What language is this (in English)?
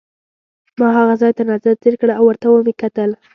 Pashto